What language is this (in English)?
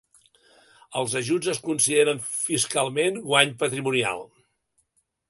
Catalan